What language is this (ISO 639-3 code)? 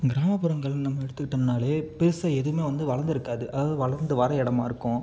tam